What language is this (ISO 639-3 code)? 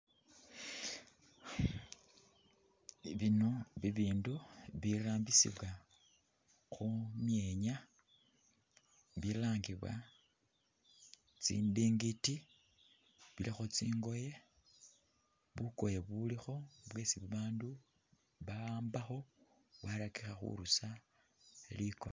myx